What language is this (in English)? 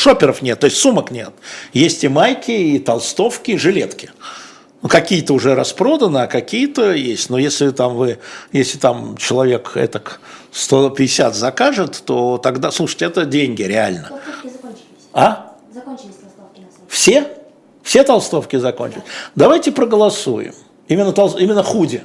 Russian